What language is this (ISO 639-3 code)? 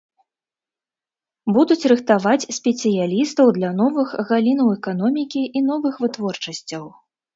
bel